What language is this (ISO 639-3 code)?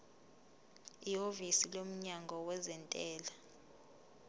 zul